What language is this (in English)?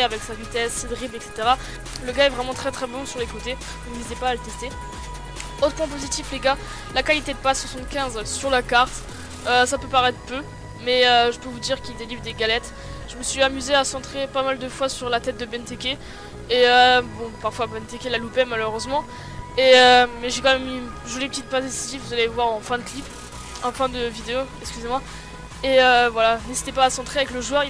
French